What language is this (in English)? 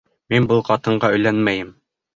Bashkir